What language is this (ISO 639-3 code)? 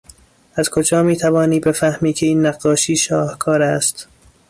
fas